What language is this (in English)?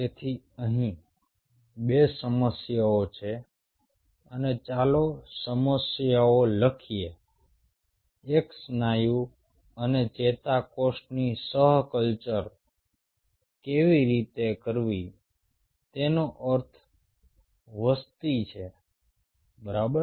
Gujarati